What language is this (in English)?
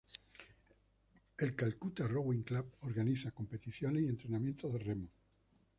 Spanish